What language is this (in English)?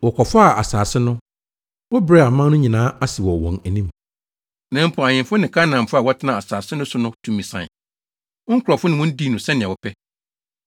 Akan